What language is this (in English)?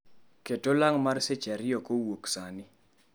Luo (Kenya and Tanzania)